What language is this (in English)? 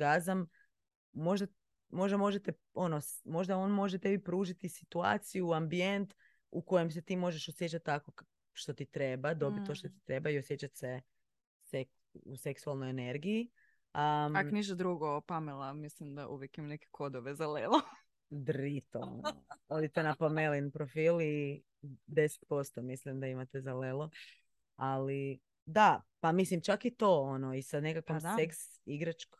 Croatian